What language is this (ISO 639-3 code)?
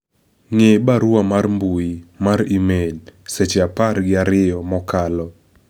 luo